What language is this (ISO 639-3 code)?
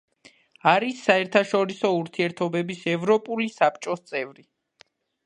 kat